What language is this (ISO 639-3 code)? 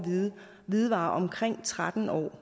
dan